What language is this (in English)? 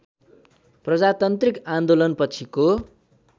Nepali